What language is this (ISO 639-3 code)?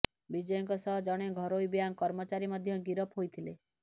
ori